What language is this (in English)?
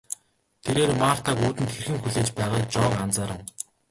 Mongolian